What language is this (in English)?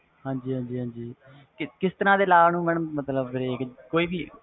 Punjabi